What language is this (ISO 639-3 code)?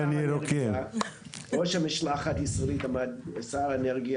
heb